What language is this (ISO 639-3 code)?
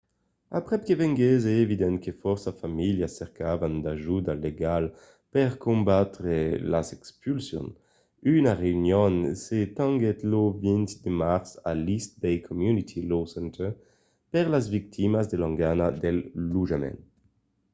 oci